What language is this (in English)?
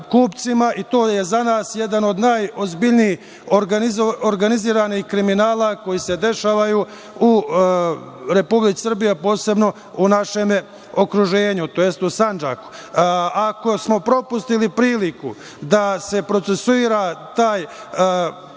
Serbian